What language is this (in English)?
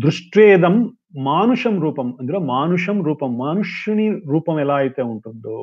Telugu